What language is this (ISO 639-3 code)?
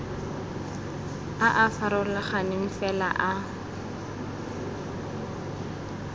tsn